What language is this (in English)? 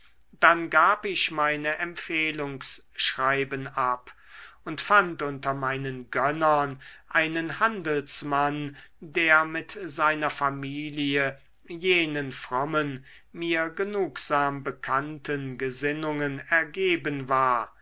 German